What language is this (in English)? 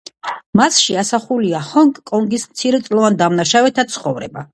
Georgian